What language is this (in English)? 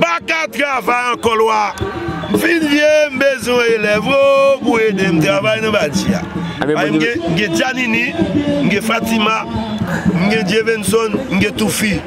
French